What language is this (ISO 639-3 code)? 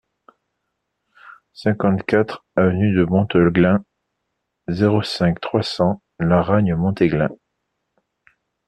fra